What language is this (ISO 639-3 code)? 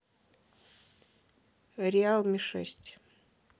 rus